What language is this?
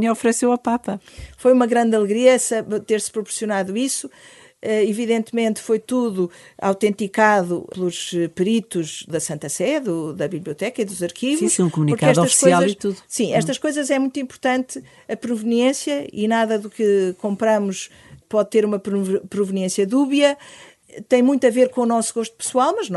Portuguese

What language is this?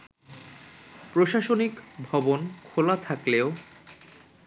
Bangla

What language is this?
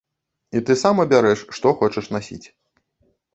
Belarusian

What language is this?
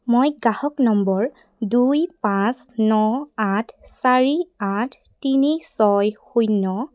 Assamese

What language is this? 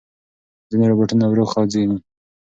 Pashto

